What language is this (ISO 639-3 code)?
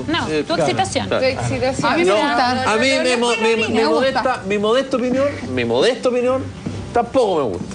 spa